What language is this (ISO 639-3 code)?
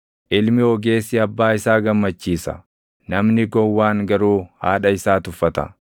orm